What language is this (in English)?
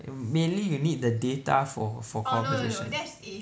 English